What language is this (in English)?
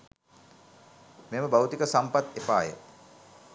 Sinhala